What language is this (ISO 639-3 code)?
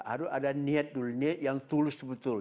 ind